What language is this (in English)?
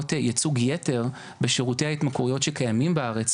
Hebrew